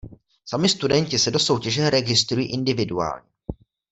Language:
Czech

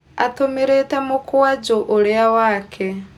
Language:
Kikuyu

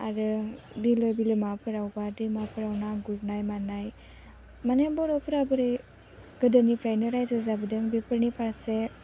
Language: Bodo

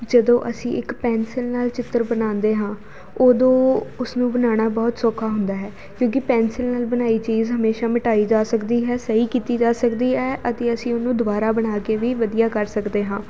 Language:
Punjabi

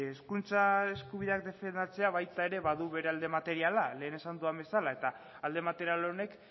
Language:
Basque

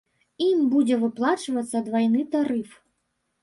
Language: Belarusian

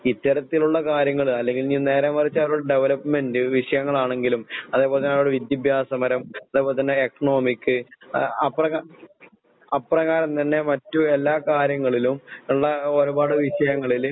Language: Malayalam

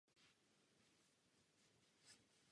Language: Czech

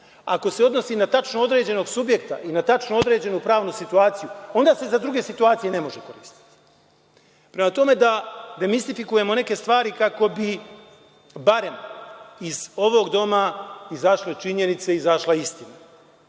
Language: Serbian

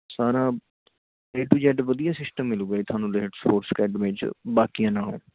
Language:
Punjabi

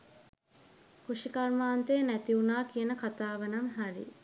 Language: Sinhala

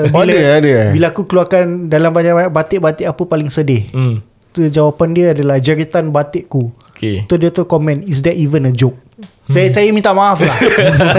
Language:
Malay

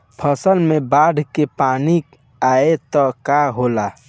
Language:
Bhojpuri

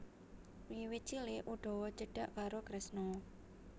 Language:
Javanese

